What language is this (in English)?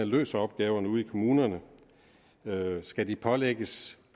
Danish